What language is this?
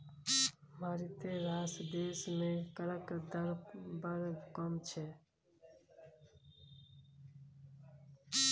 Maithili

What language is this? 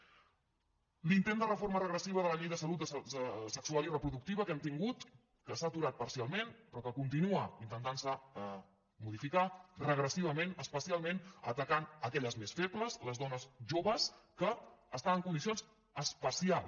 Catalan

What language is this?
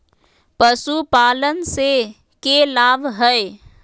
Magahi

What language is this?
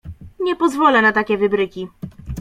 Polish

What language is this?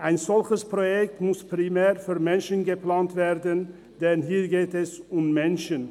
Swiss German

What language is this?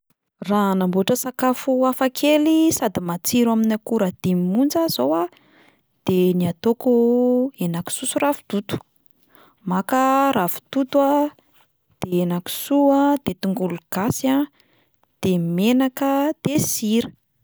Malagasy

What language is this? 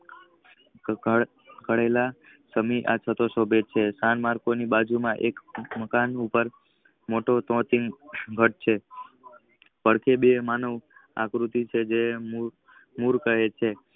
Gujarati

